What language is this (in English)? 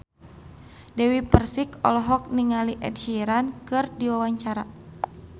Sundanese